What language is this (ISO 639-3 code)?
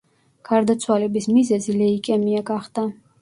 kat